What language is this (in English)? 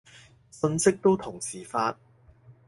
Cantonese